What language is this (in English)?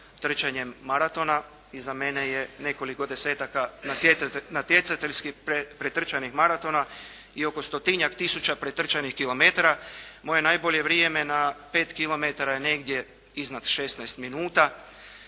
Croatian